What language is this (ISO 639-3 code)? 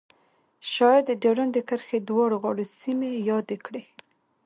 pus